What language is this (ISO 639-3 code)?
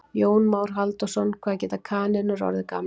isl